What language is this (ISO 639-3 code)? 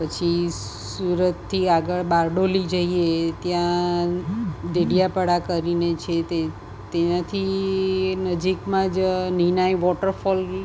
guj